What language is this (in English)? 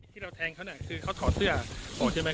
Thai